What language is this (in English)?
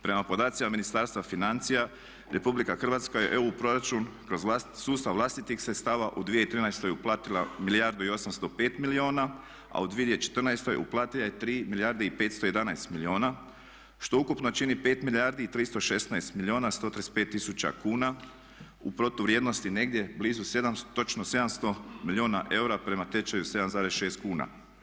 Croatian